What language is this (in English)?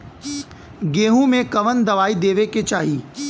Bhojpuri